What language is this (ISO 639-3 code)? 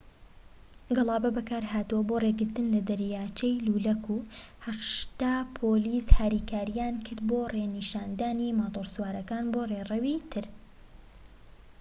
ckb